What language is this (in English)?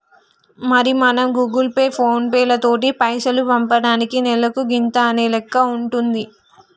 Telugu